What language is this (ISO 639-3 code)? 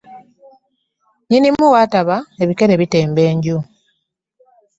lug